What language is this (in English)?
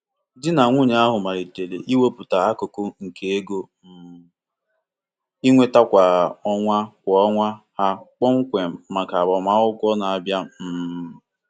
Igbo